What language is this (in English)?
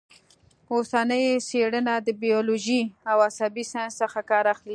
Pashto